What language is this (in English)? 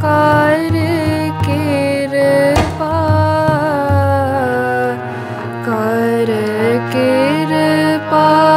Punjabi